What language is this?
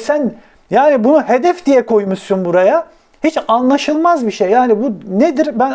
Turkish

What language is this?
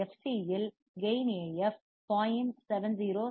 Tamil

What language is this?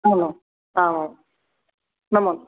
Sanskrit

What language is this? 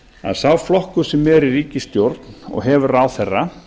Icelandic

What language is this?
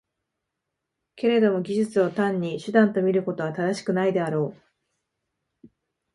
Japanese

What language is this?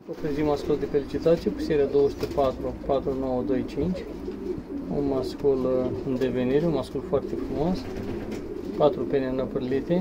Romanian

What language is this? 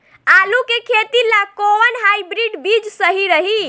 Bhojpuri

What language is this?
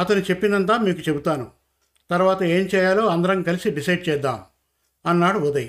Telugu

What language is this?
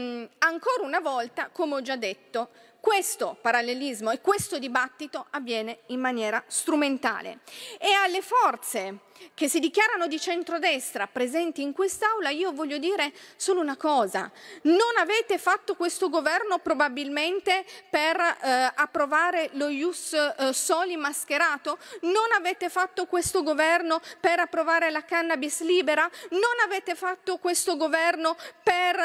Italian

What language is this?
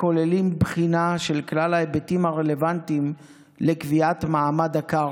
Hebrew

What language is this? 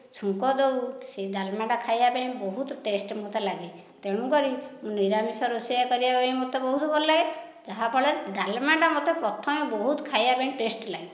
Odia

